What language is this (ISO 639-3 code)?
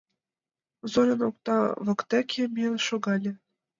chm